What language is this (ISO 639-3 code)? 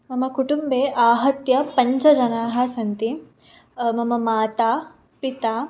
san